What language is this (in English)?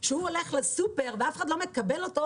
Hebrew